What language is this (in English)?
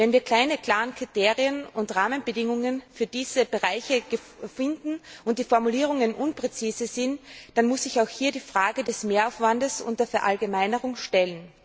German